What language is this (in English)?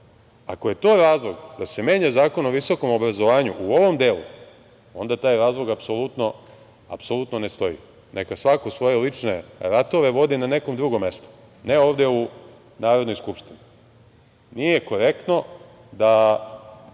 Serbian